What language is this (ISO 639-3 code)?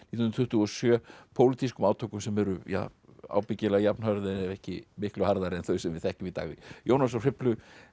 isl